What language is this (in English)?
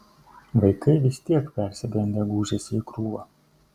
Lithuanian